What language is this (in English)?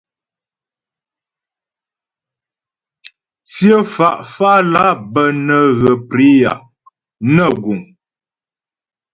Ghomala